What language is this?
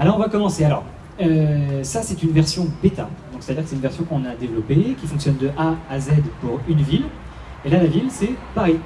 French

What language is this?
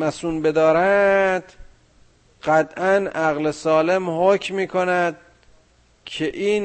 Persian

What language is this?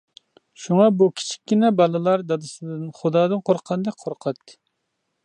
Uyghur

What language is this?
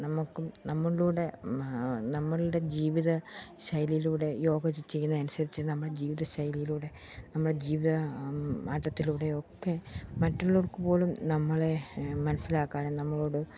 Malayalam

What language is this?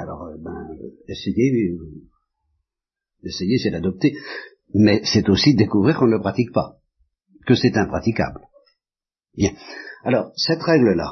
French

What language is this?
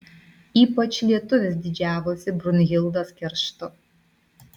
Lithuanian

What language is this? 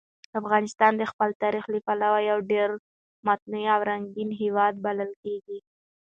Pashto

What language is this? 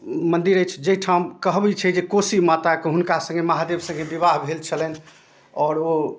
Maithili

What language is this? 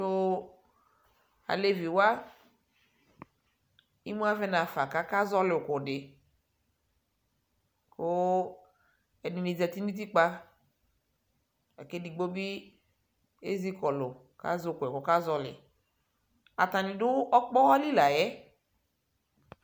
Ikposo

